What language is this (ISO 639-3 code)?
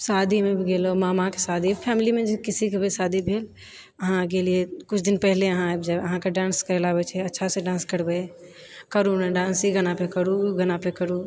mai